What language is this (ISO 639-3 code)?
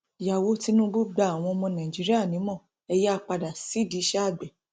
yor